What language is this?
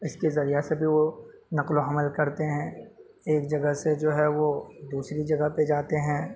Urdu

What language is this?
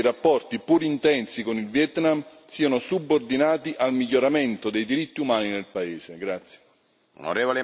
Italian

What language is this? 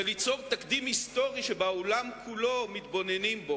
Hebrew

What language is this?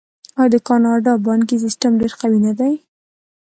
Pashto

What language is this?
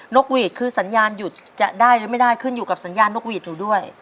Thai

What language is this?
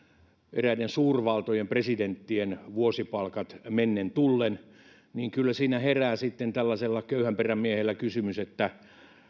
Finnish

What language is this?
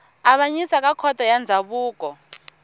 Tsonga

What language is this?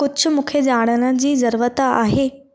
Sindhi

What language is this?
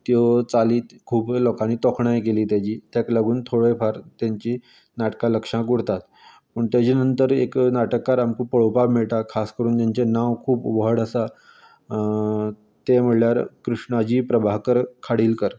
Konkani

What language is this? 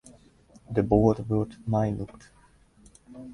Western Frisian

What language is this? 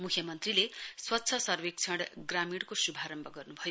Nepali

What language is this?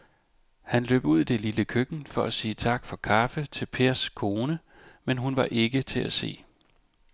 Danish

